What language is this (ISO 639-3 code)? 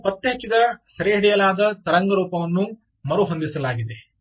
kan